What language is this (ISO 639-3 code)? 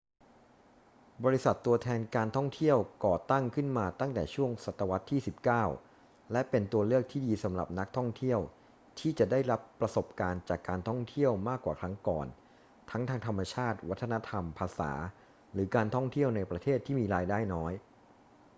tha